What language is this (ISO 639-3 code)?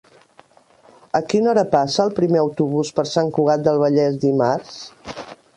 cat